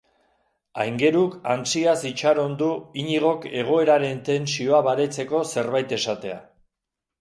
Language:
Basque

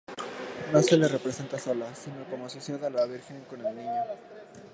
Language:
Spanish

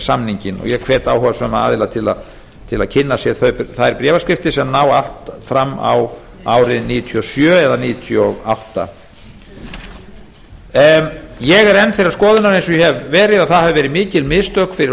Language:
Icelandic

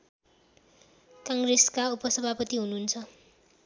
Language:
Nepali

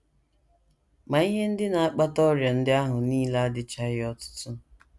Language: Igbo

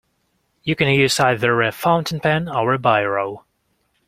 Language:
English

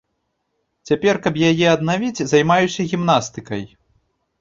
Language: Belarusian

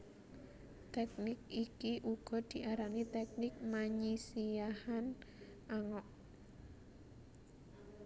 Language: Javanese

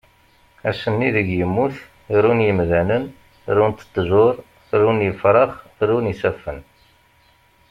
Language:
Kabyle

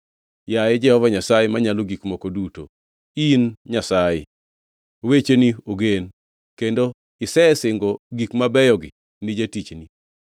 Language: Luo (Kenya and Tanzania)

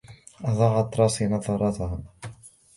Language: Arabic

